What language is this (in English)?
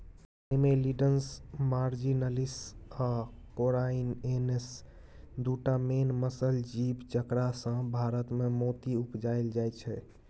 Maithili